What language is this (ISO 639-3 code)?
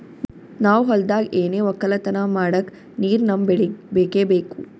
kan